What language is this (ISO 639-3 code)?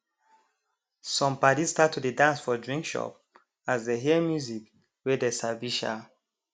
pcm